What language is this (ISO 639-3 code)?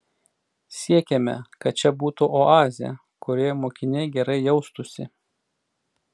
lit